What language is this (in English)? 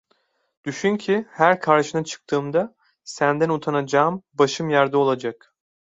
Turkish